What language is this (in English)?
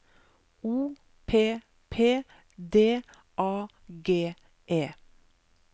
Norwegian